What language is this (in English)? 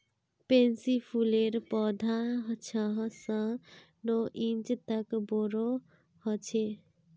Magahi